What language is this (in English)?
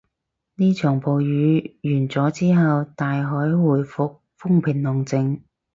Cantonese